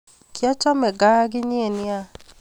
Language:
Kalenjin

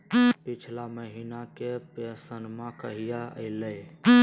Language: Magahi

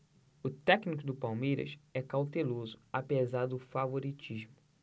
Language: Portuguese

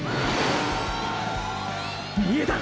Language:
Japanese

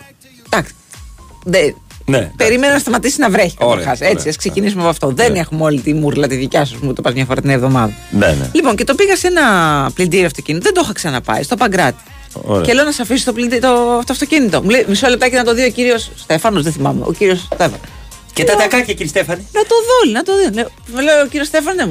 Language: Greek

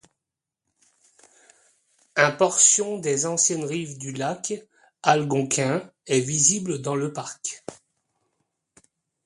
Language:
French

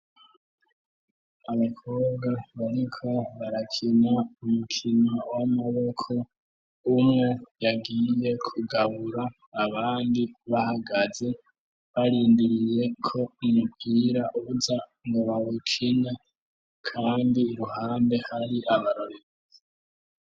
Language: Rundi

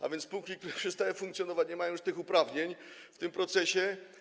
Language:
Polish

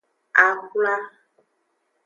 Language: Aja (Benin)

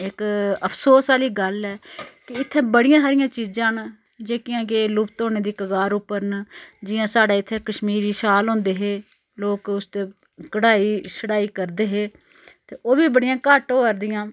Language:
Dogri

